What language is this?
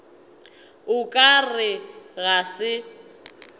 Northern Sotho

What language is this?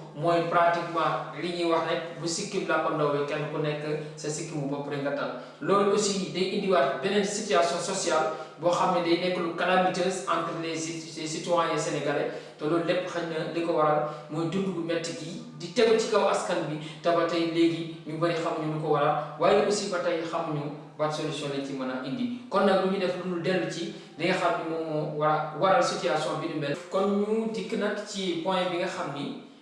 French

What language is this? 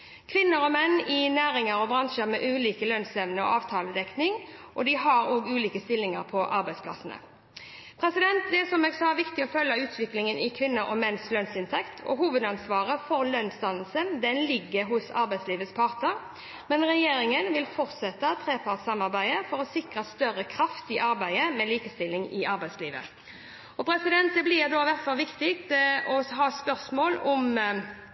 Norwegian Bokmål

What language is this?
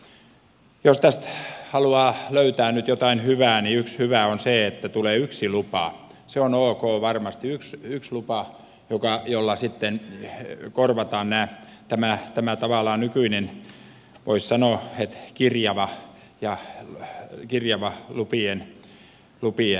Finnish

